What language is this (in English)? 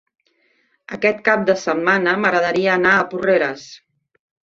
Catalan